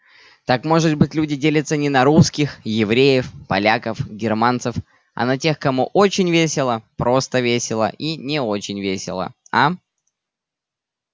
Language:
Russian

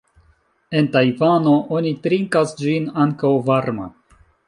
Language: Esperanto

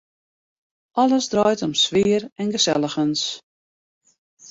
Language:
Western Frisian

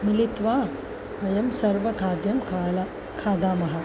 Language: Sanskrit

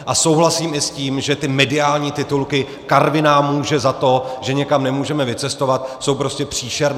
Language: Czech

